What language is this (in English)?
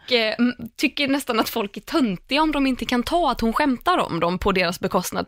Swedish